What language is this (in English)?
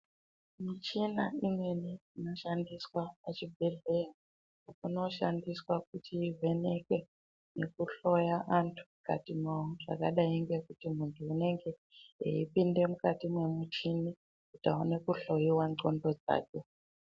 Ndau